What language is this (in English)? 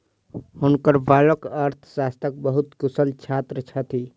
Maithili